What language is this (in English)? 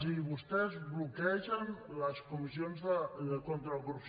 Catalan